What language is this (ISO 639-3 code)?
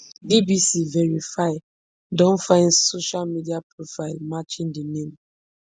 pcm